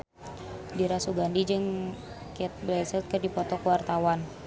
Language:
Sundanese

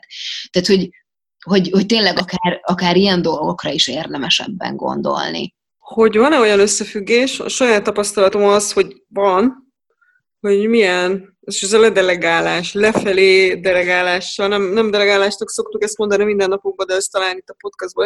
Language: Hungarian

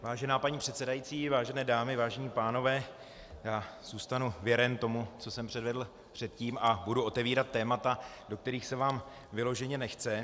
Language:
Czech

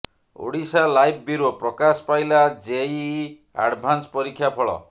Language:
Odia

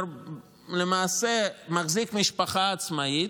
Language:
Hebrew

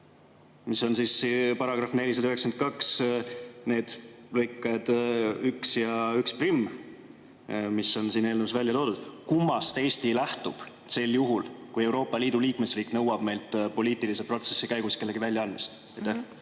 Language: Estonian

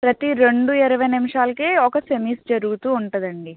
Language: Telugu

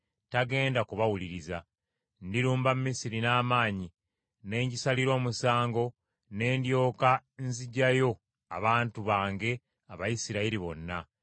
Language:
Ganda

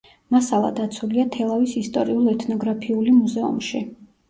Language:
Georgian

